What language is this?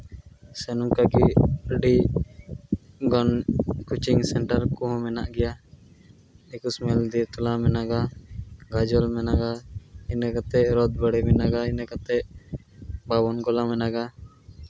Santali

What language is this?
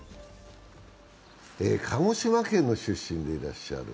Japanese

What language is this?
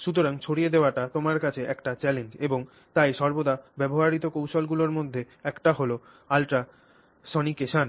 Bangla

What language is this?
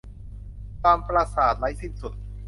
Thai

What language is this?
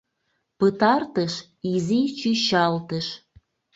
Mari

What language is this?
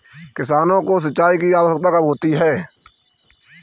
Hindi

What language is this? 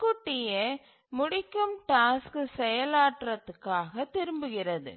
Tamil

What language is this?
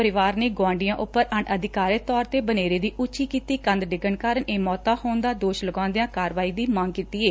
Punjabi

